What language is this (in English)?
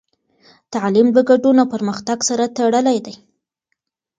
Pashto